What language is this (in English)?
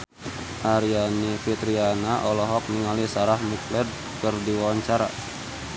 Sundanese